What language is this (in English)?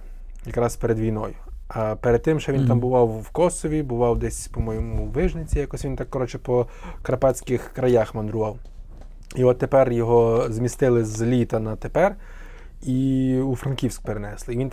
Ukrainian